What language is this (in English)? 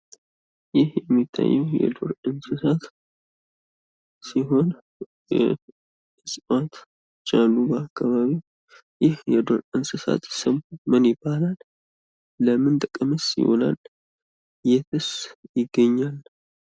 Amharic